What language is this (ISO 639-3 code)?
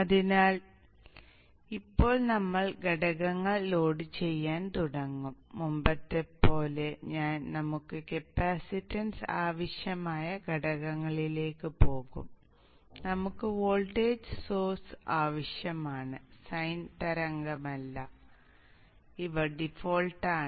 mal